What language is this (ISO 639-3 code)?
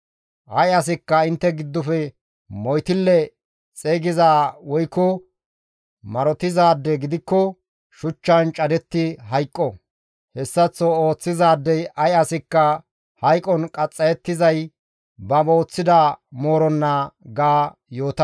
gmv